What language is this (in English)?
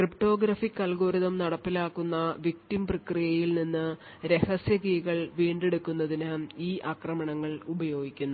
Malayalam